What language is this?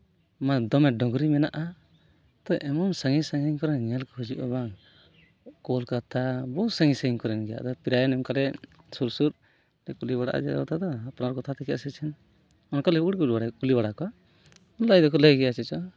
Santali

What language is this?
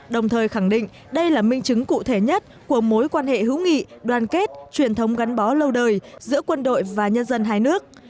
Vietnamese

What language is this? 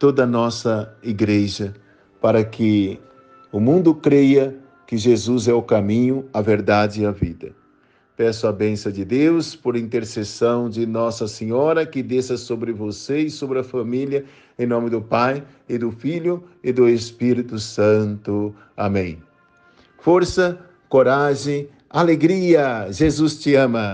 Portuguese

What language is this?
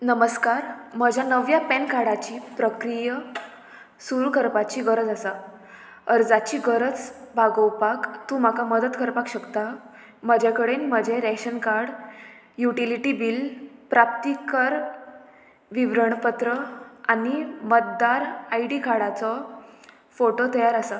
Konkani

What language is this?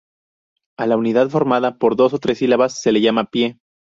Spanish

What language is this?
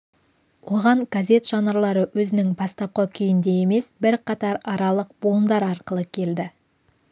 Kazakh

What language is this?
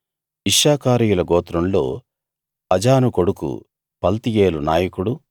Telugu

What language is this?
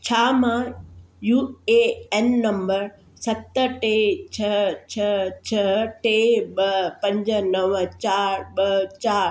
Sindhi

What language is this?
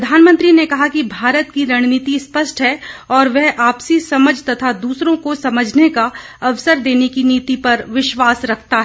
Hindi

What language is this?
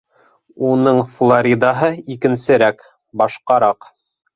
Bashkir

